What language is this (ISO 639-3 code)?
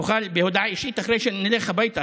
heb